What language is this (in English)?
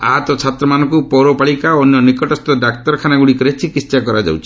Odia